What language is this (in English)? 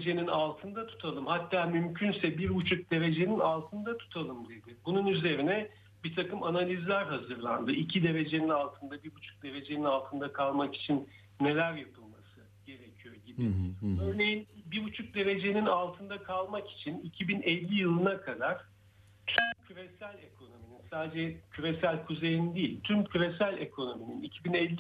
Turkish